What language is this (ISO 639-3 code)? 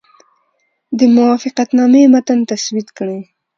pus